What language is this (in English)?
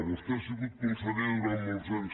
Catalan